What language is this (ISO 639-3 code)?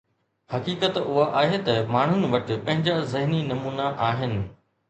snd